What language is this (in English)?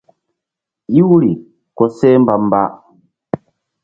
Mbum